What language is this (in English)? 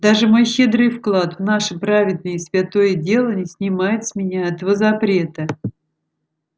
Russian